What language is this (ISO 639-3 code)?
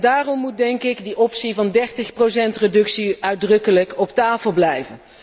nld